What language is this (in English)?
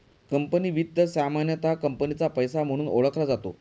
Marathi